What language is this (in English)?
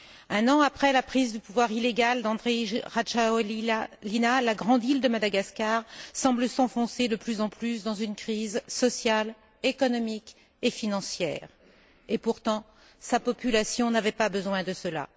French